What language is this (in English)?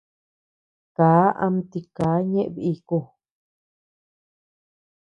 Tepeuxila Cuicatec